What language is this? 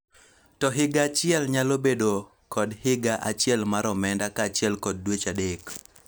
Luo (Kenya and Tanzania)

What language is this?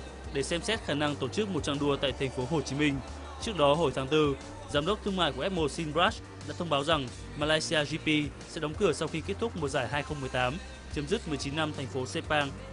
Vietnamese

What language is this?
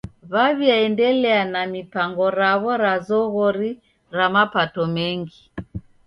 Taita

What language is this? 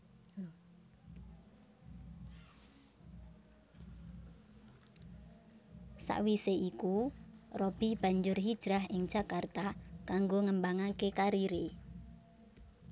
Javanese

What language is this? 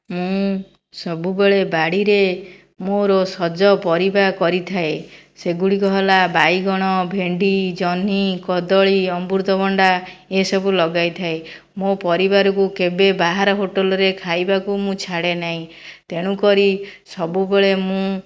Odia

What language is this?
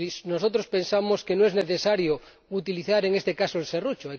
Spanish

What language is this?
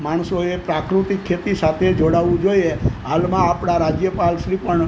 Gujarati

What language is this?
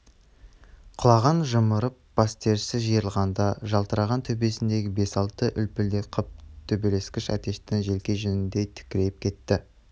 Kazakh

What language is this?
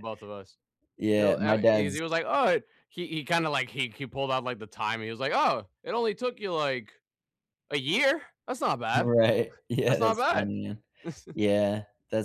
English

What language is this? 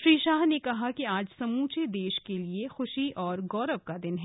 Hindi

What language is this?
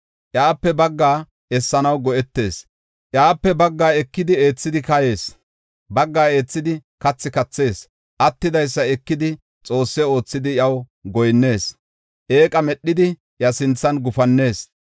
Gofa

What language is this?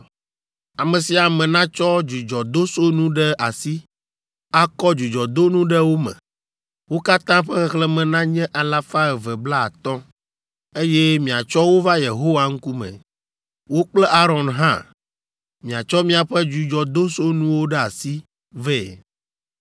Ewe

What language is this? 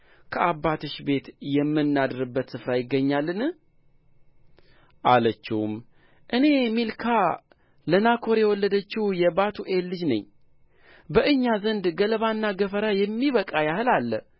Amharic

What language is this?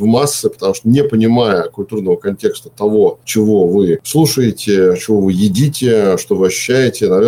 Russian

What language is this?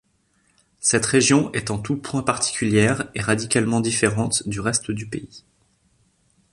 French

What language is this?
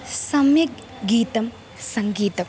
Sanskrit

